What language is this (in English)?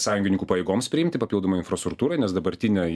Lithuanian